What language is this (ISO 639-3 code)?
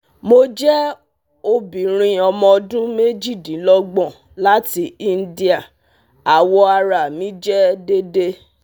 yor